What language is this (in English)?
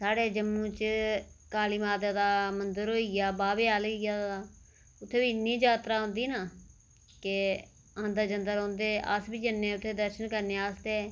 Dogri